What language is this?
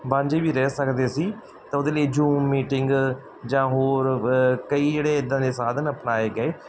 Punjabi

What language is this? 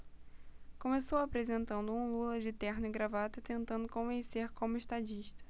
Portuguese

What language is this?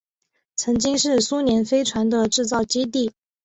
Chinese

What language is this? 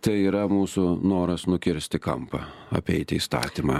Lithuanian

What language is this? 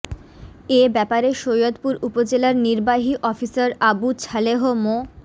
Bangla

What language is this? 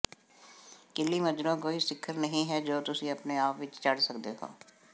Punjabi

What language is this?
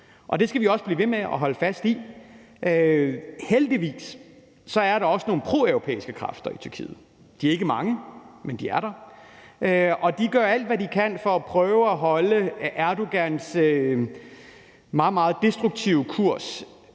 Danish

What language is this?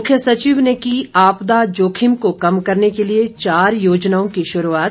Hindi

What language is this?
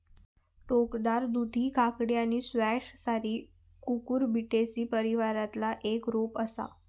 Marathi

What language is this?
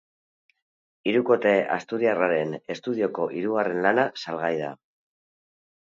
Basque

